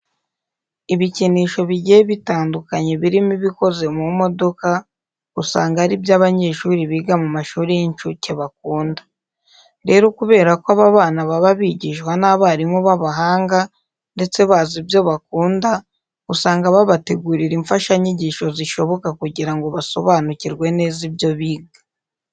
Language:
Kinyarwanda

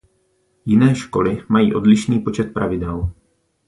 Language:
Czech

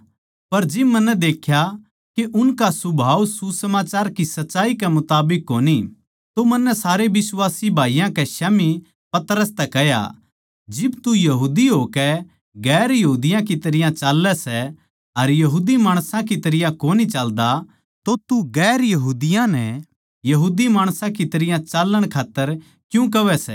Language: Haryanvi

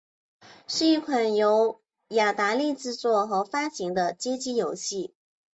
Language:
Chinese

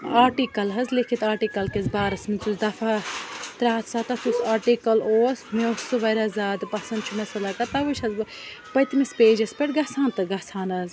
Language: Kashmiri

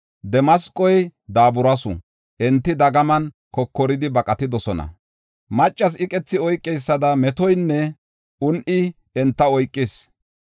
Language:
Gofa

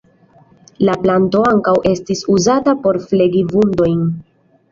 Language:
Esperanto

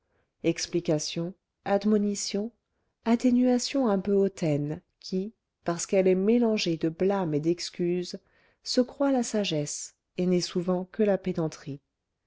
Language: French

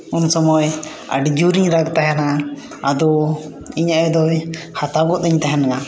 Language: Santali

